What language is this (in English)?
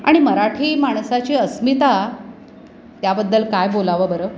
Marathi